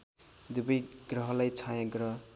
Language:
Nepali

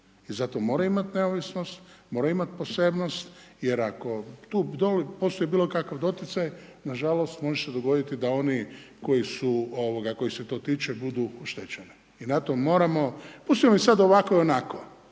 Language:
Croatian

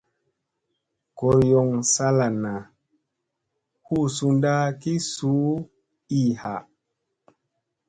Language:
Musey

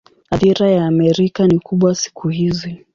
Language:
Swahili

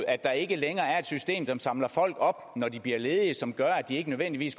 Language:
Danish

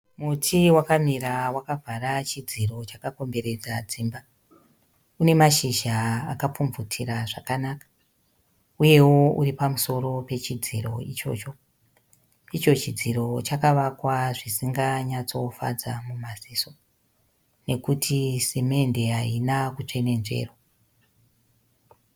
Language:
Shona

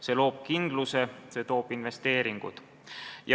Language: Estonian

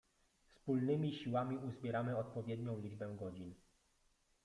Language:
Polish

